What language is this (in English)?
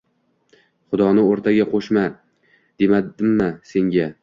Uzbek